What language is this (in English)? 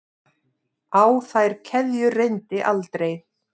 Icelandic